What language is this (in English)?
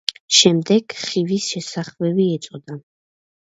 Georgian